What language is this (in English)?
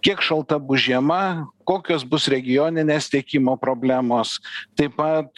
Lithuanian